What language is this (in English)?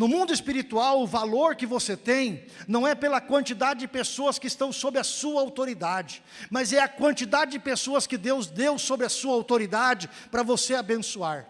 Portuguese